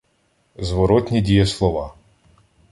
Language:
Ukrainian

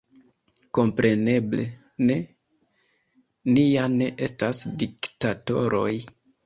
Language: Esperanto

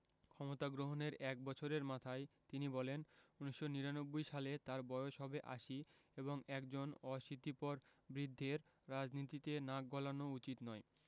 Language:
Bangla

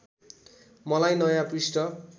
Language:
Nepali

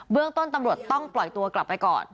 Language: Thai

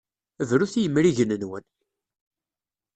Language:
Kabyle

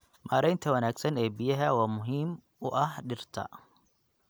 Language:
Somali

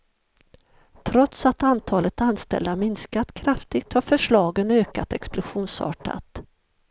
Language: Swedish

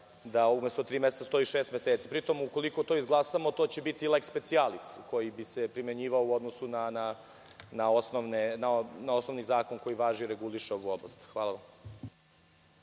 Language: Serbian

